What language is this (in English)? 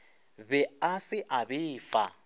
Northern Sotho